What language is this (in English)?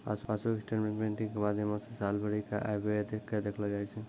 Maithili